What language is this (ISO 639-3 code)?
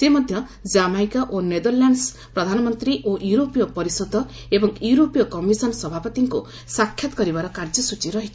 ori